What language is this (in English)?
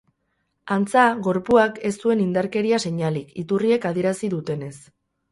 Basque